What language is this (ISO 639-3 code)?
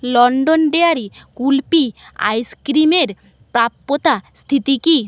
ben